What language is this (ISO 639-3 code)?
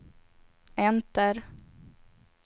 swe